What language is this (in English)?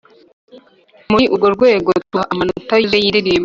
Kinyarwanda